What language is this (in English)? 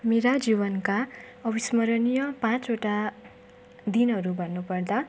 Nepali